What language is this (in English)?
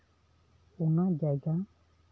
Santali